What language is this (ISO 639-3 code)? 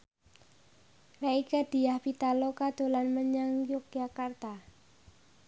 jav